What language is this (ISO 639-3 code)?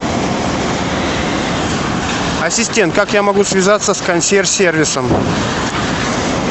rus